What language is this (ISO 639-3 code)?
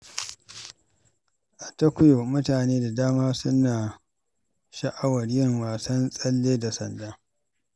hau